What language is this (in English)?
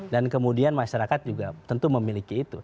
Indonesian